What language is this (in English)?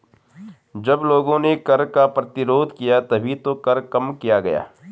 Hindi